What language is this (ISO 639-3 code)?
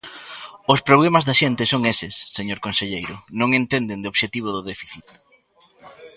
glg